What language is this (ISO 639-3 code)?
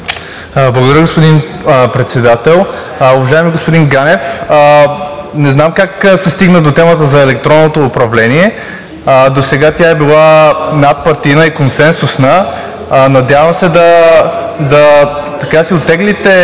bul